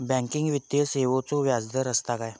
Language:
Marathi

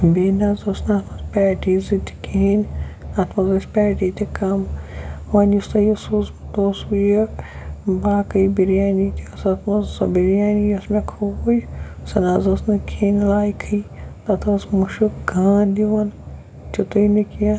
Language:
Kashmiri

